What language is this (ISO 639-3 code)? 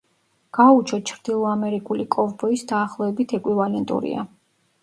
kat